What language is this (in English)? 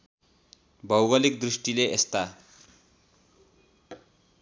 Nepali